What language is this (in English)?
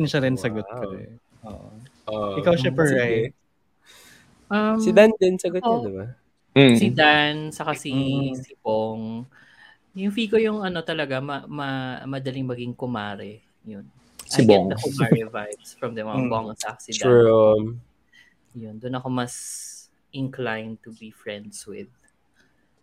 Filipino